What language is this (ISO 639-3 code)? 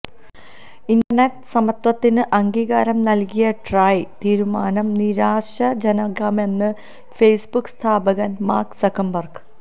mal